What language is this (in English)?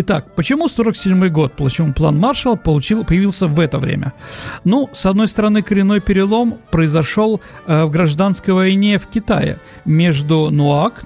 Russian